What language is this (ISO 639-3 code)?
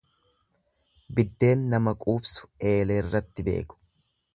orm